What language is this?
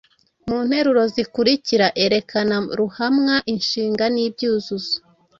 Kinyarwanda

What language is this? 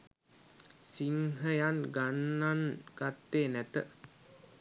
Sinhala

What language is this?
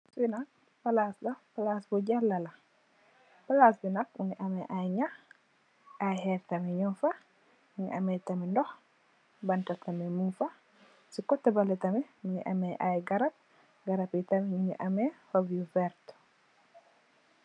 Wolof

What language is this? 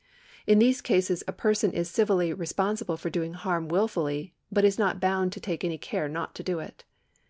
English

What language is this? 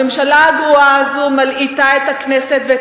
Hebrew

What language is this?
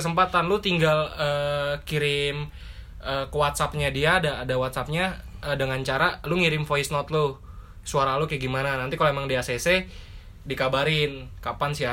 Indonesian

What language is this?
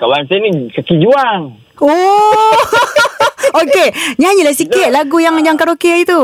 Malay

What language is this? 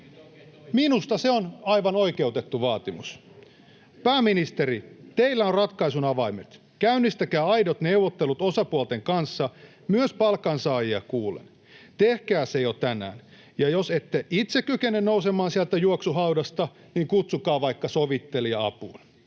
Finnish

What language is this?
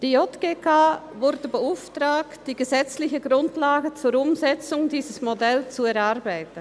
Swiss German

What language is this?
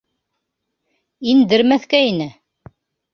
Bashkir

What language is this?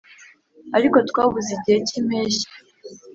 Kinyarwanda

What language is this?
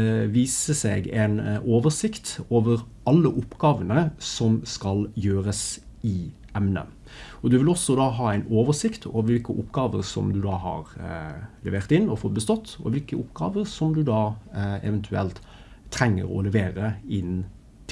Norwegian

